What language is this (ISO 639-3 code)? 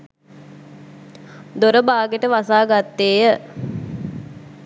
sin